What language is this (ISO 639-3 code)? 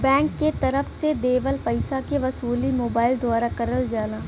bho